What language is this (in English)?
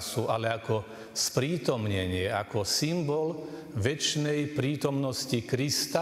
Slovak